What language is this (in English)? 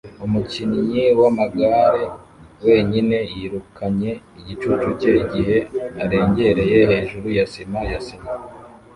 Kinyarwanda